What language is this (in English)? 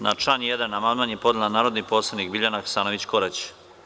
Serbian